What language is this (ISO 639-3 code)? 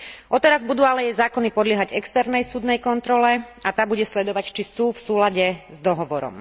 slk